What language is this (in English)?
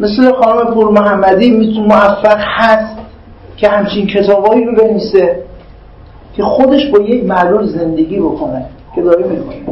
Persian